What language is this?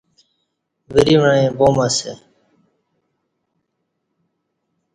Kati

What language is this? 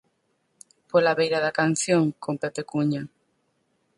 Galician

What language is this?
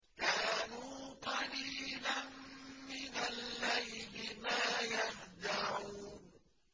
Arabic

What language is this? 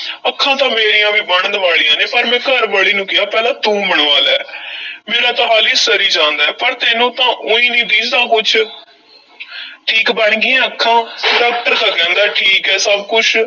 Punjabi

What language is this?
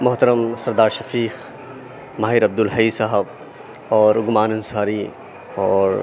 Urdu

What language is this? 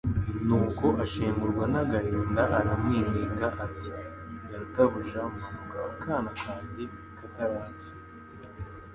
Kinyarwanda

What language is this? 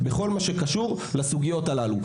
Hebrew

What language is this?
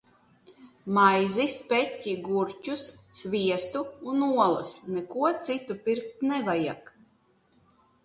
Latvian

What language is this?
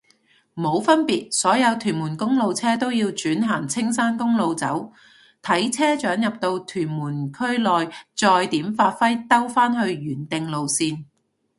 Cantonese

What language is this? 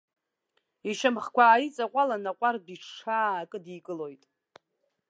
Abkhazian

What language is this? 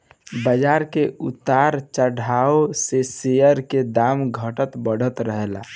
Bhojpuri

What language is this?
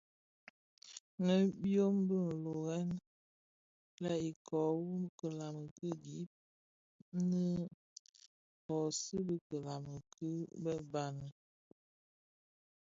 Bafia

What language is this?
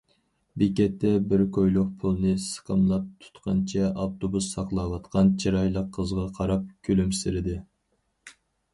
Uyghur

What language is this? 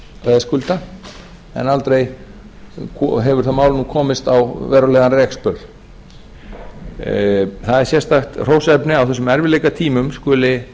Icelandic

